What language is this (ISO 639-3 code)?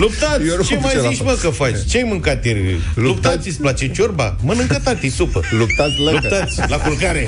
ron